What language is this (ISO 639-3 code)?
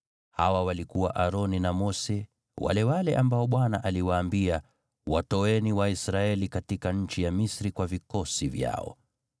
swa